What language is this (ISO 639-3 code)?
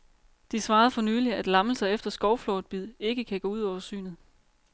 dan